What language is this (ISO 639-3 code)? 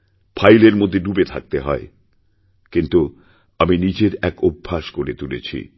ben